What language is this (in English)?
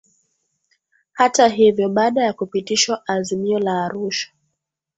Swahili